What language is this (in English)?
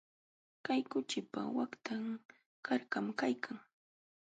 Jauja Wanca Quechua